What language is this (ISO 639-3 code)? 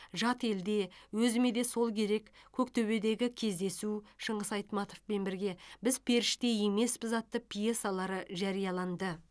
kaz